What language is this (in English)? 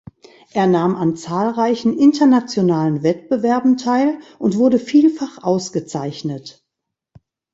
German